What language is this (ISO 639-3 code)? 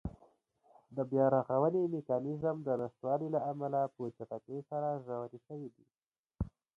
pus